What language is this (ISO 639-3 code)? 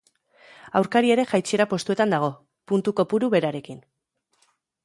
eus